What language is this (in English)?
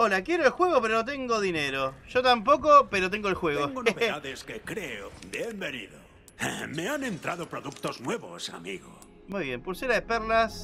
Spanish